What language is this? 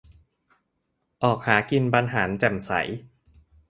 Thai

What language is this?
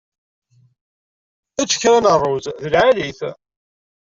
Kabyle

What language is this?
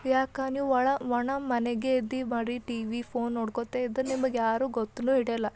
Kannada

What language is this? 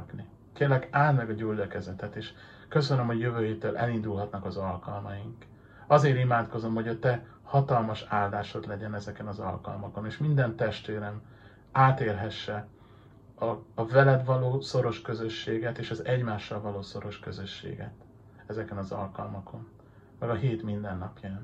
Hungarian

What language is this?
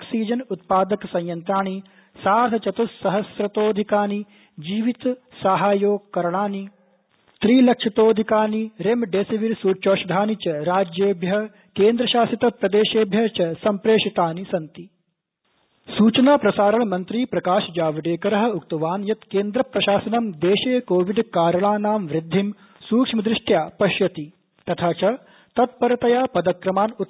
Sanskrit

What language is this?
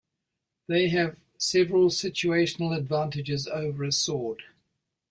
English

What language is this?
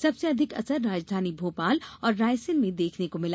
Hindi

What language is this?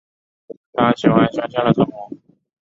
Chinese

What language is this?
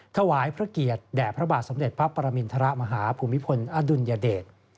Thai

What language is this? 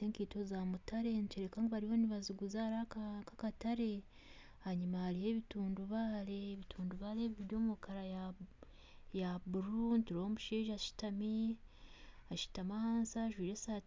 Nyankole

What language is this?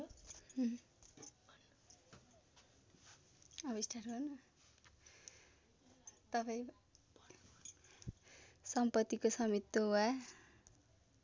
Nepali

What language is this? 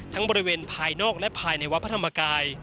Thai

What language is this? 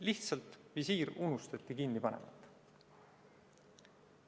Estonian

